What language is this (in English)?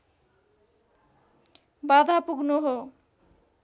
Nepali